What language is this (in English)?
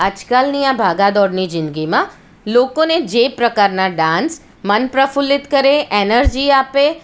Gujarati